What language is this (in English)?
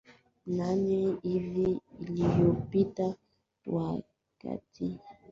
Swahili